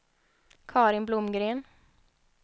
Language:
Swedish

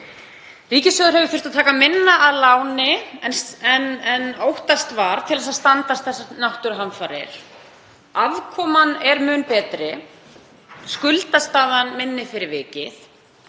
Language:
Icelandic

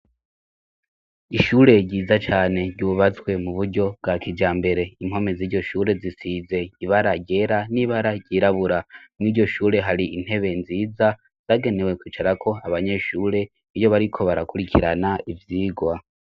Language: Rundi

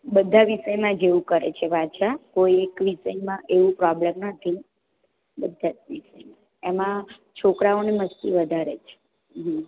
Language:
Gujarati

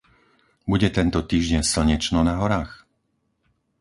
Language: Slovak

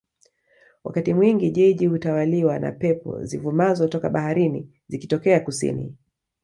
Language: Swahili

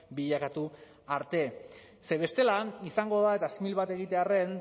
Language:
Basque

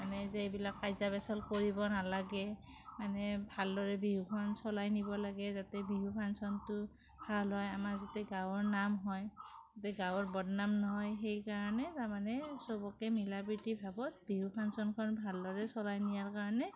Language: Assamese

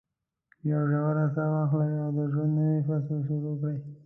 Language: Pashto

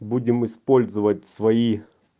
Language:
Russian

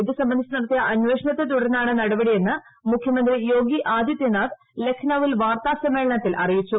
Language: Malayalam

